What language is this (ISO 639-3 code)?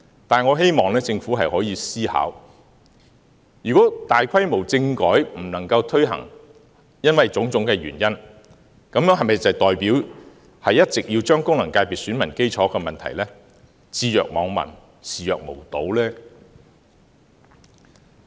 yue